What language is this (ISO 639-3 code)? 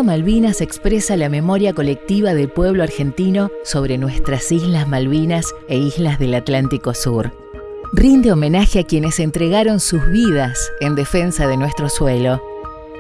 spa